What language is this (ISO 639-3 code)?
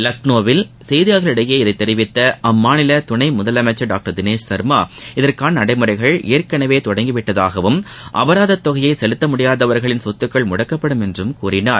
tam